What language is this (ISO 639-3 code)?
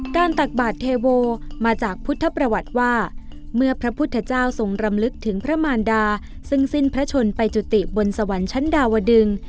tha